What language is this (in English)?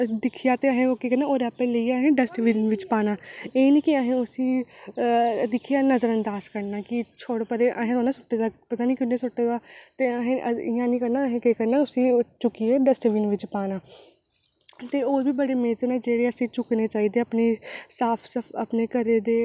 Dogri